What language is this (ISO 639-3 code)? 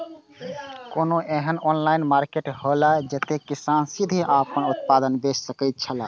mai